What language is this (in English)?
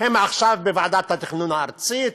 Hebrew